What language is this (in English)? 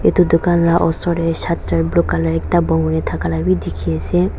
Naga Pidgin